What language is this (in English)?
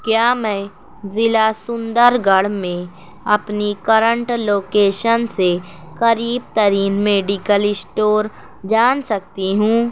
Urdu